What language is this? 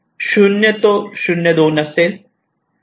Marathi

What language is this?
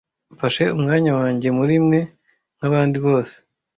Kinyarwanda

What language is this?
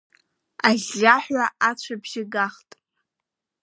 Abkhazian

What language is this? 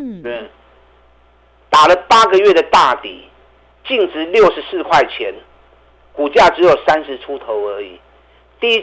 Chinese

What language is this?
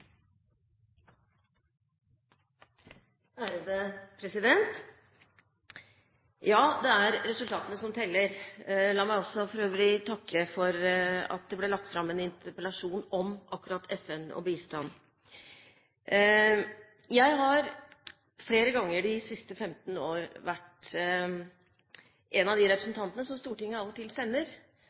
Norwegian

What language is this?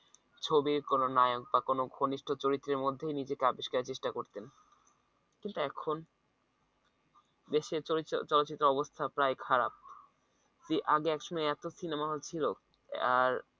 Bangla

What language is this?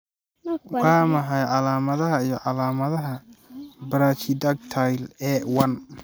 Somali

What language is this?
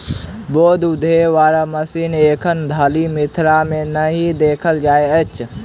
Maithili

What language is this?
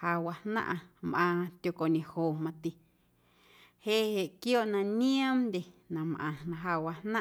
Guerrero Amuzgo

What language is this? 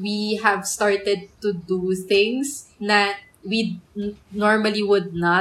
Filipino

